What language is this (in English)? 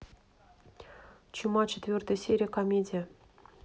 Russian